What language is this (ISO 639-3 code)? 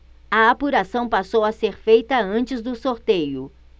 por